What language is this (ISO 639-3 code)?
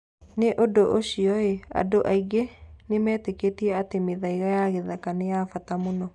kik